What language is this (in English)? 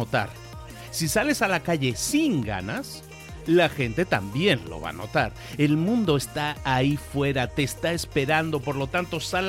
Spanish